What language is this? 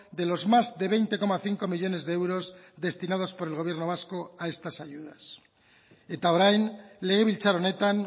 Spanish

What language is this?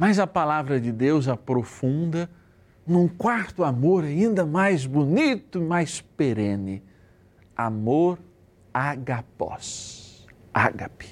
Portuguese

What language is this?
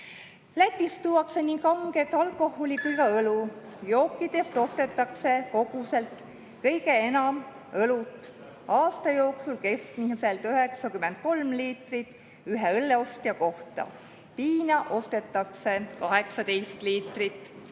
Estonian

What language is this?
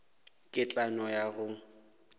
Northern Sotho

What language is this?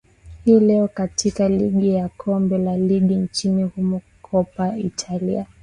Swahili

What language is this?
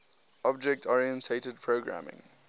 English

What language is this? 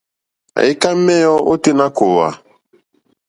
Mokpwe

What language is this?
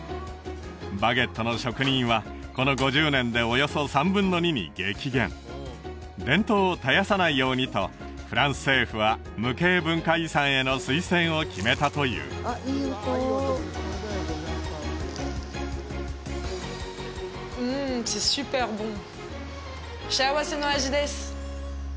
Japanese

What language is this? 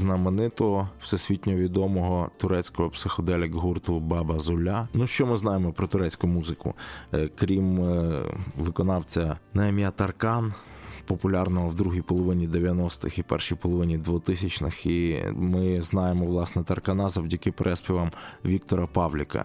Ukrainian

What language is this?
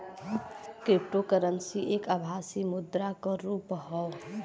Bhojpuri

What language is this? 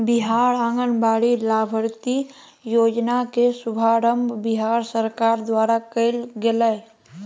Magahi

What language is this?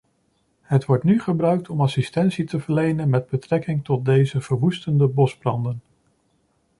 Dutch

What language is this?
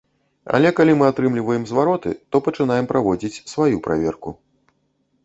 Belarusian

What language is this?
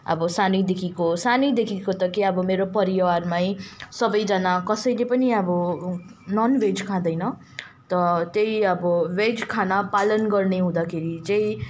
Nepali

